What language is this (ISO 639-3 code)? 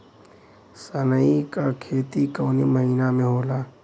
bho